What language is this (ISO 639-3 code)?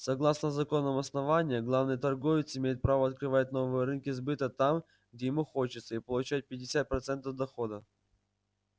rus